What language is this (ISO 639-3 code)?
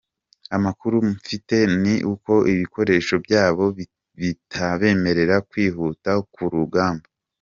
kin